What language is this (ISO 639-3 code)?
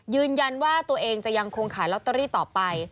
tha